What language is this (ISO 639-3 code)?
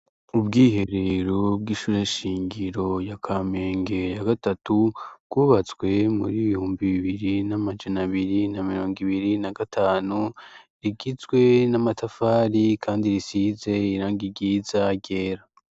run